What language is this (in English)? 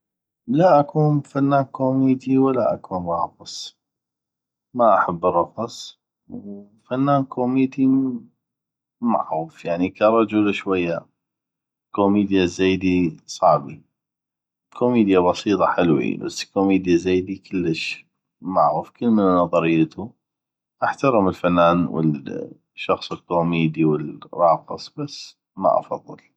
North Mesopotamian Arabic